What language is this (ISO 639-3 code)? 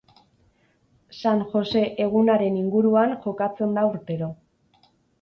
eus